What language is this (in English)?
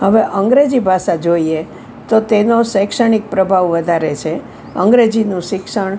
Gujarati